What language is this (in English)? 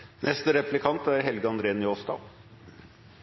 Norwegian Bokmål